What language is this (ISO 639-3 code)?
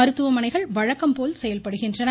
tam